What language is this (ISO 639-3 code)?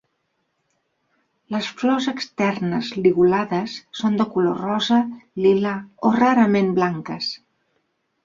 cat